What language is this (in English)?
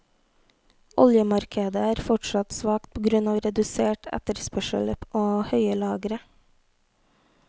Norwegian